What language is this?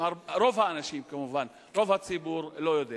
Hebrew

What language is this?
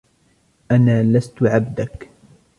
Arabic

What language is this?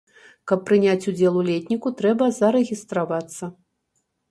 Belarusian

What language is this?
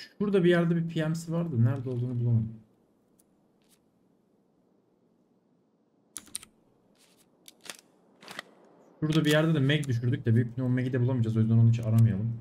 Turkish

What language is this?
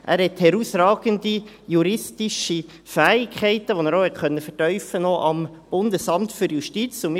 Swiss German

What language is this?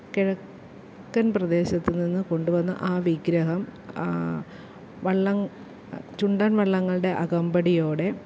Malayalam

